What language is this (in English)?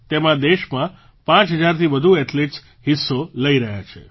Gujarati